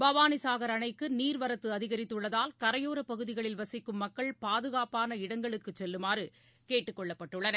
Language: Tamil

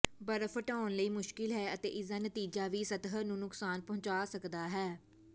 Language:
Punjabi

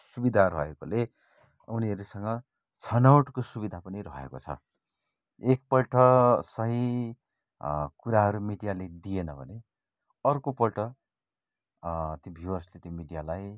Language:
Nepali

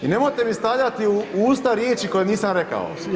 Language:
Croatian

